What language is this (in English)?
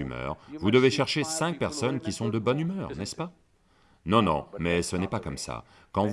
French